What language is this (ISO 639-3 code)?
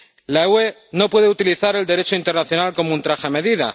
spa